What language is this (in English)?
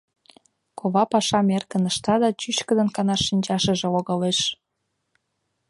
Mari